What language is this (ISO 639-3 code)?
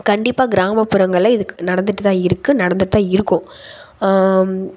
tam